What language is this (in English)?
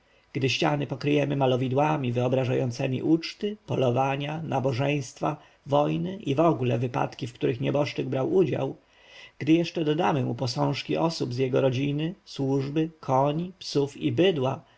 Polish